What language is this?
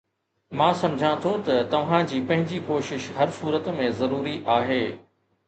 Sindhi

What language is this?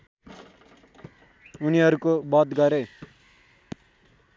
Nepali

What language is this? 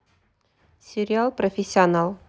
Russian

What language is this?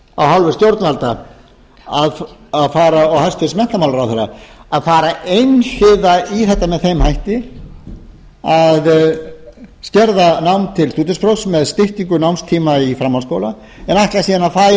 Icelandic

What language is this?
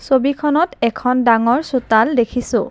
Assamese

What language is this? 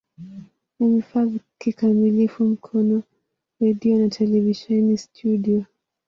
Swahili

